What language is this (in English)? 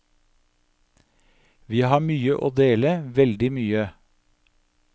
Norwegian